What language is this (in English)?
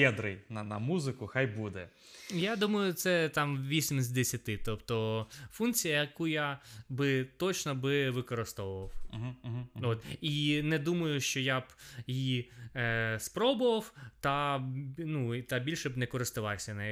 Ukrainian